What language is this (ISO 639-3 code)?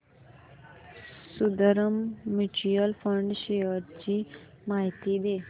mar